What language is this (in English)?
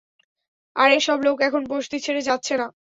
Bangla